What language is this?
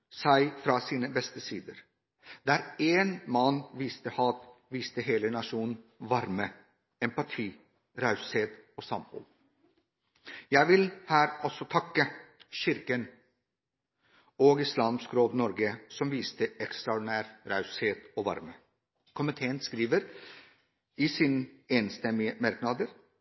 Norwegian Bokmål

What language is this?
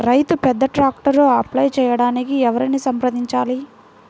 Telugu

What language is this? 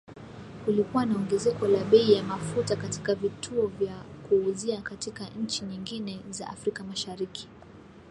Swahili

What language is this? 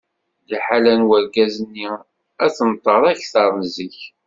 Kabyle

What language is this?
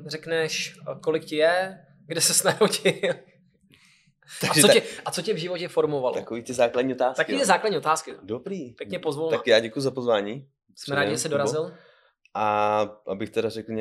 Czech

